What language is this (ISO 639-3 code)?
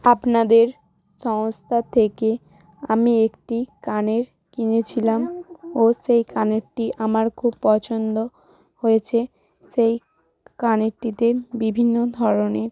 ben